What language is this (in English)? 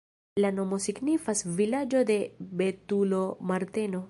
Esperanto